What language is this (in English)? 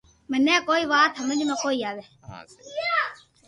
Loarki